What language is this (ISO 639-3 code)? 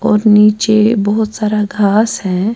urd